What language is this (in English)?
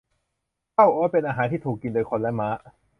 Thai